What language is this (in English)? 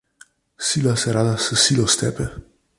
Slovenian